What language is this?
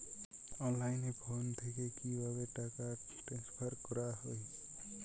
Bangla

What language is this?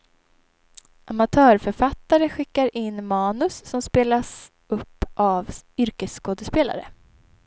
Swedish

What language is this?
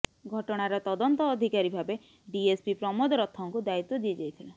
Odia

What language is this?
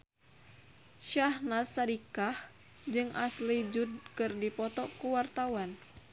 Sundanese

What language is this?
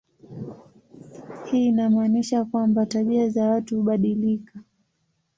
Swahili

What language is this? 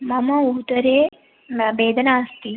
Sanskrit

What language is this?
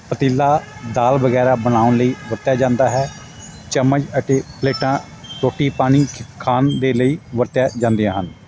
Punjabi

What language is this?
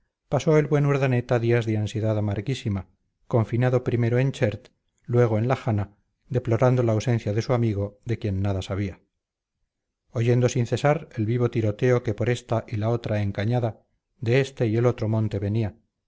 Spanish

